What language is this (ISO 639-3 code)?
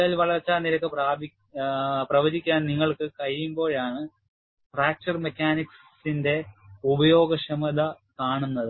mal